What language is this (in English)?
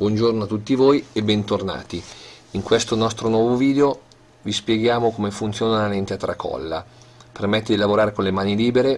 Italian